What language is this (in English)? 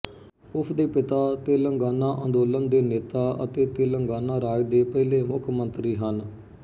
Punjabi